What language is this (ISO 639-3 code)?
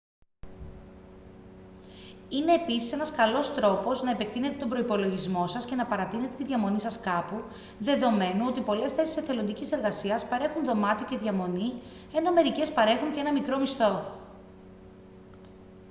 ell